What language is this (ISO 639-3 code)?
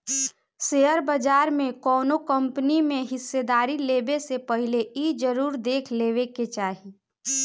bho